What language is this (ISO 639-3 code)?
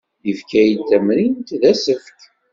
kab